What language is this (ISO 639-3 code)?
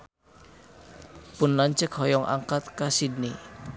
sun